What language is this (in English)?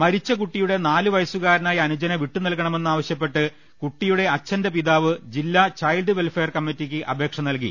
Malayalam